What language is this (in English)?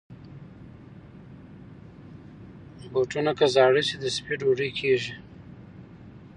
Pashto